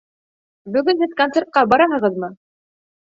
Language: Bashkir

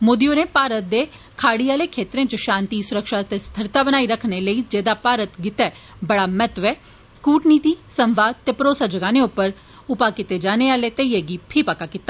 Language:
Dogri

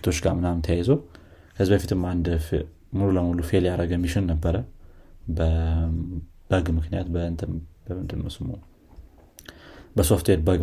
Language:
Amharic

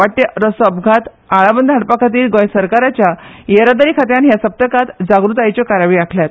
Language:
Konkani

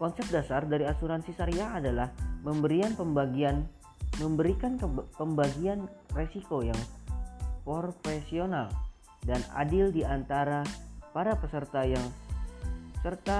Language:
Indonesian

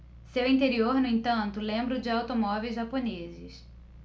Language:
Portuguese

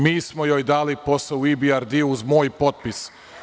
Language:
Serbian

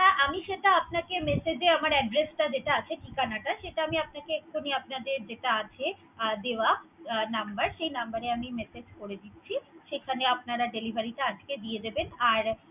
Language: Bangla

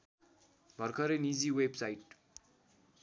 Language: Nepali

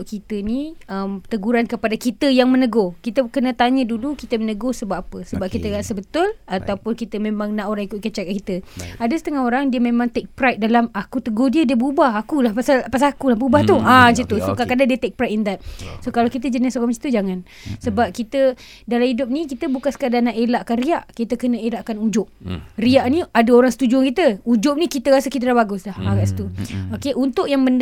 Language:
Malay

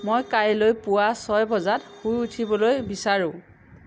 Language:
Assamese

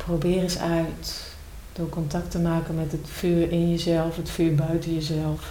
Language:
Dutch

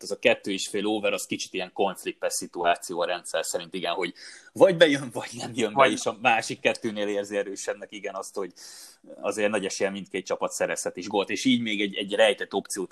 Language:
Hungarian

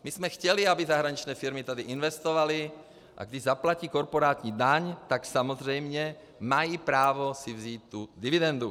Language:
Czech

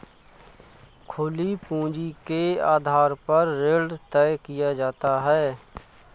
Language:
Hindi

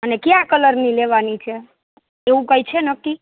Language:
Gujarati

